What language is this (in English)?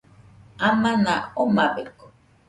Nüpode Huitoto